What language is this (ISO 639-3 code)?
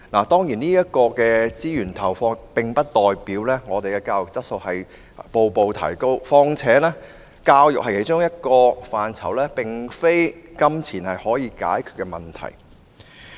yue